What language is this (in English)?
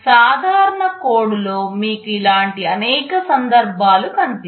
Telugu